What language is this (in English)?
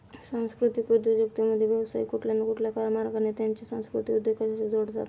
Marathi